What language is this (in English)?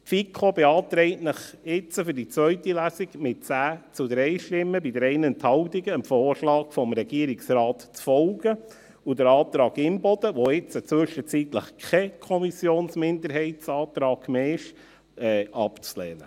Swiss German